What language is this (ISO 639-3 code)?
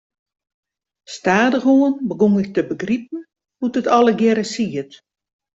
fry